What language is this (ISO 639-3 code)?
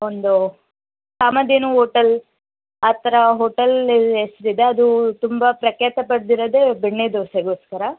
kan